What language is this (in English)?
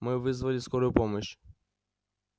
Russian